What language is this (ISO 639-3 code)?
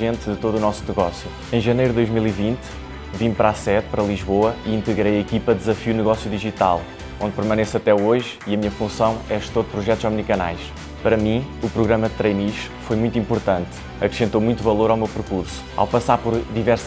por